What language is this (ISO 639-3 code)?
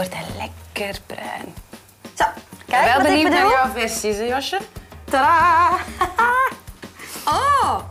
nld